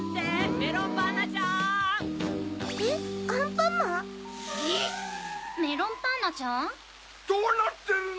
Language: Japanese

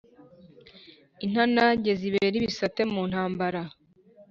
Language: Kinyarwanda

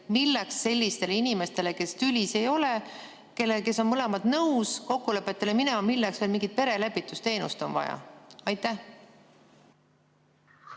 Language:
Estonian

